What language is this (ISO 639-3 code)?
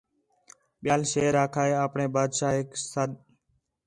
xhe